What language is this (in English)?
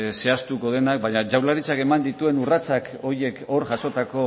Basque